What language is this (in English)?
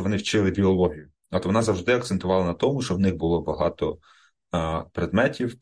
Ukrainian